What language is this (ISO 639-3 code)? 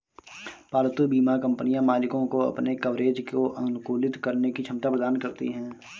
hin